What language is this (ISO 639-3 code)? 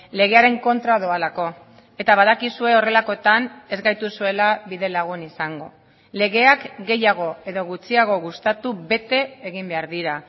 eus